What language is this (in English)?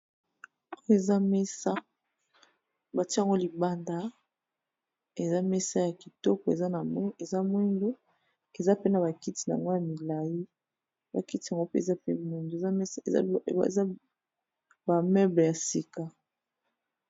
Lingala